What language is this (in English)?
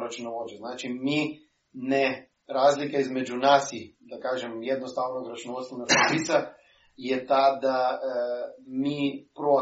Croatian